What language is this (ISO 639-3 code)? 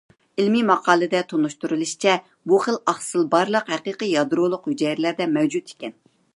uig